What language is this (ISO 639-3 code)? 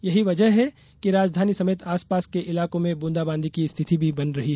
hin